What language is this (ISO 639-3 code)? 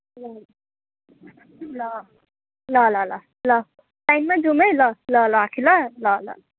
nep